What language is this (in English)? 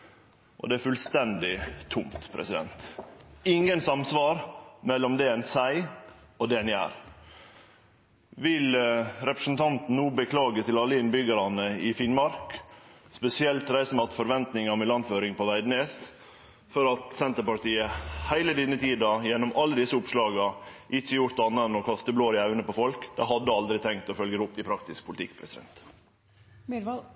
Norwegian Nynorsk